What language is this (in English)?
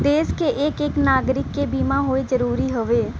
Bhojpuri